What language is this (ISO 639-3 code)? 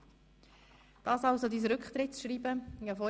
gsw